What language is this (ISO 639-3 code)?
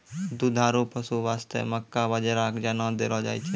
mai